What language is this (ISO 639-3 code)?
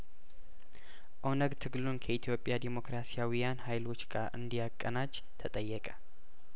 amh